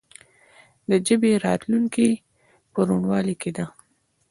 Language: Pashto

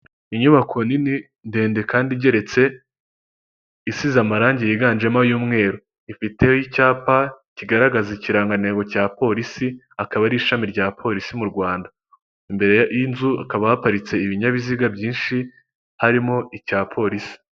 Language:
Kinyarwanda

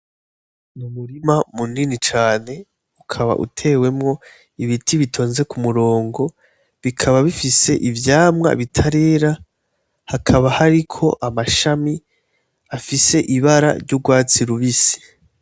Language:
Rundi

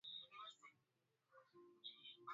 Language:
Swahili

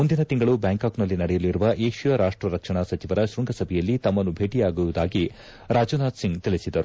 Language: Kannada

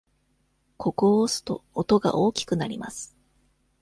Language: Japanese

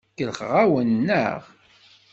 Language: Kabyle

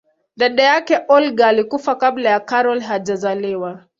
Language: Swahili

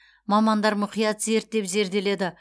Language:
Kazakh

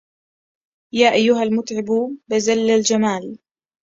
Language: Arabic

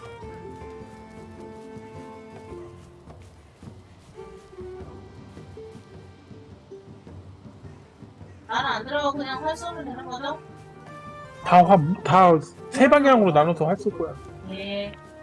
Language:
Korean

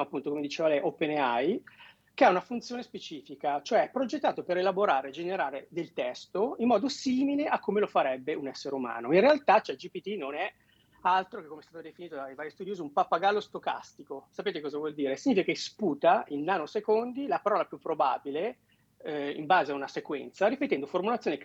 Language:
Italian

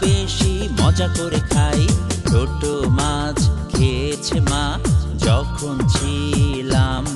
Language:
Romanian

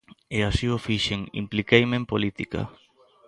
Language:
Galician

